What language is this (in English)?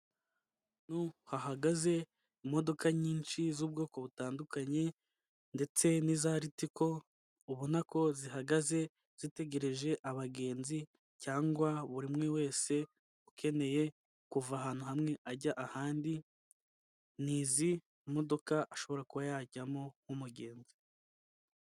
Kinyarwanda